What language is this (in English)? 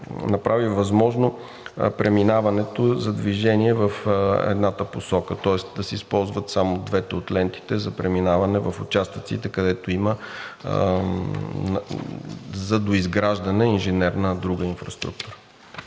Bulgarian